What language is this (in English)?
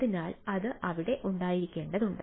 Malayalam